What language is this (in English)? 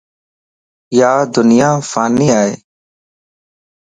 Lasi